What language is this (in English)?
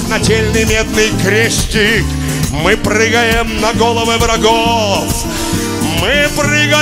Russian